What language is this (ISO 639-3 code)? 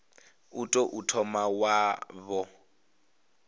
ven